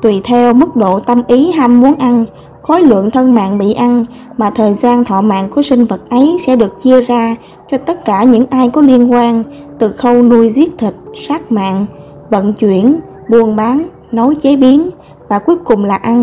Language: Vietnamese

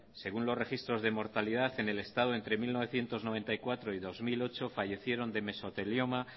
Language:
Spanish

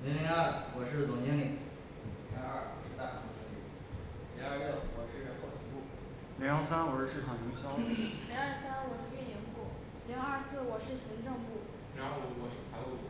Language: Chinese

